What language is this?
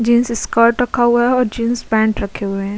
Hindi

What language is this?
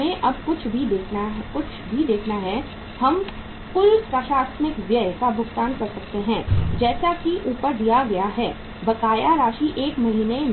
Hindi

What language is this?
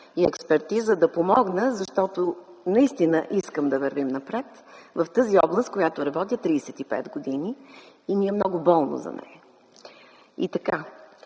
Bulgarian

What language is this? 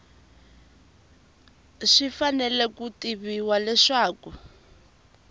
Tsonga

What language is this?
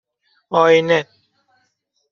Persian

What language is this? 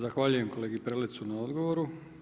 Croatian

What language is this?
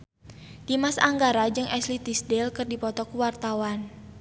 Sundanese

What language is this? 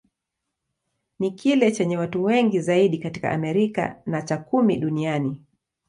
Swahili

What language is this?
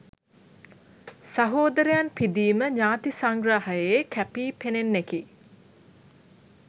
Sinhala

